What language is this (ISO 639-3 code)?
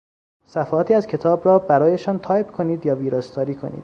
fas